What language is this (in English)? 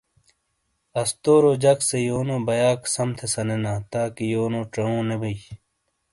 Shina